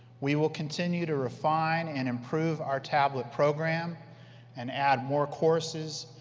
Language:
English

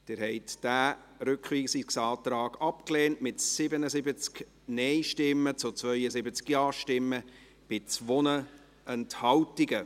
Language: Swiss German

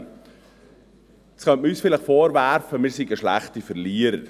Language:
Swiss German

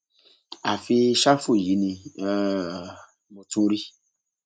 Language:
Yoruba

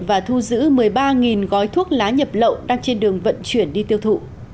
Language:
Vietnamese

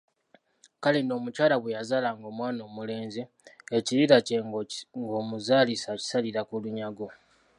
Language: Ganda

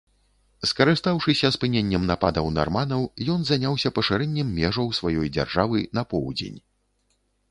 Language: Belarusian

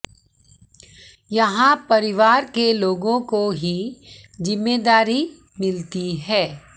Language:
Hindi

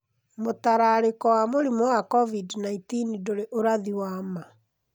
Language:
Kikuyu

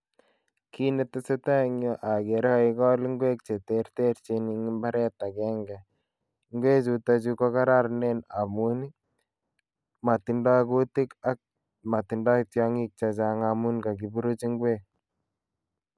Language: Kalenjin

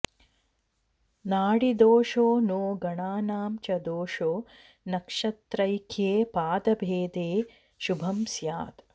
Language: Sanskrit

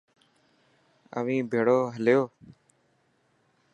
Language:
Dhatki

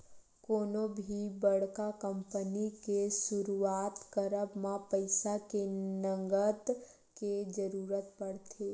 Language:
Chhattisgarhi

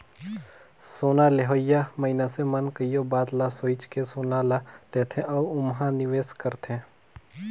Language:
Chhattisgarhi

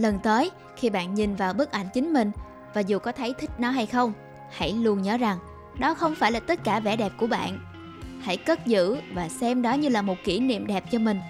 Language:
Vietnamese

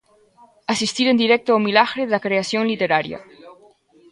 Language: Galician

